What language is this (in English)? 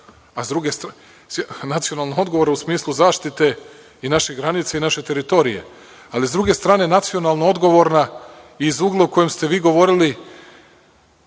Serbian